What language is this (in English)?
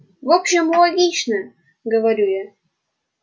Russian